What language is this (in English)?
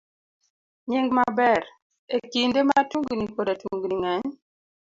Luo (Kenya and Tanzania)